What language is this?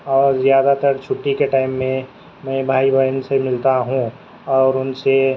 Urdu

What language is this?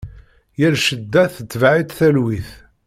Kabyle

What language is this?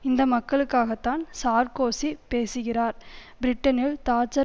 Tamil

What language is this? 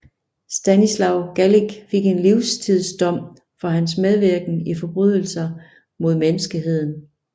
Danish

